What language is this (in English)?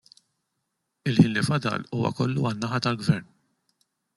Maltese